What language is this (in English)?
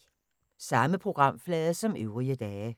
Danish